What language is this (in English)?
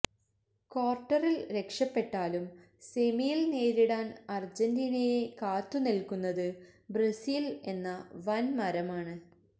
Malayalam